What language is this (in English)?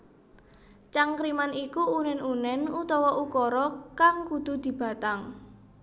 Javanese